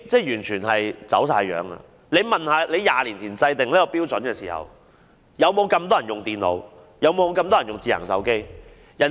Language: Cantonese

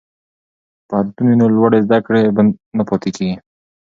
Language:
Pashto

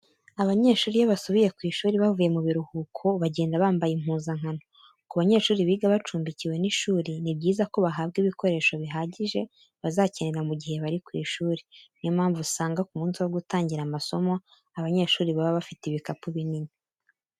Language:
Kinyarwanda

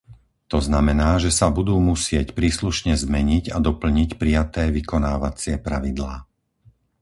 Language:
Slovak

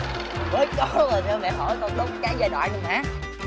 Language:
Vietnamese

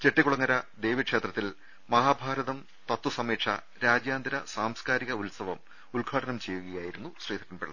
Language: Malayalam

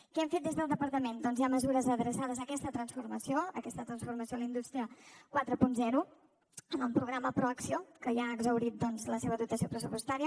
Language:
Catalan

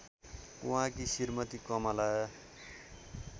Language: Nepali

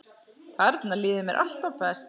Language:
Icelandic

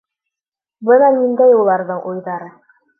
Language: Bashkir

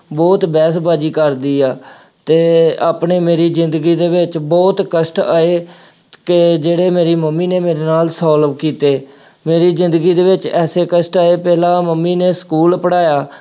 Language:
Punjabi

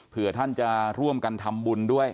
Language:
Thai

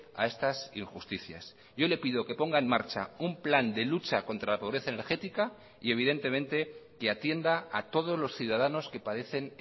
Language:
Spanish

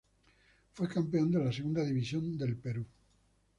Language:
Spanish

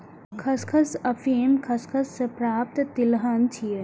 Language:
Maithili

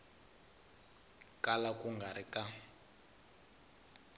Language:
Tsonga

